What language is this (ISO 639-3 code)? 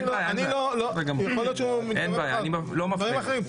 heb